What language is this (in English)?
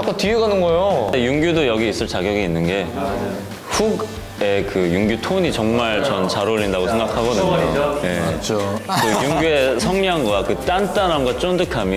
Korean